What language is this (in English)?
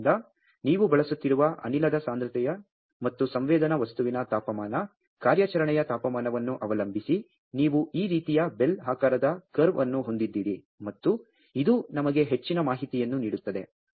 Kannada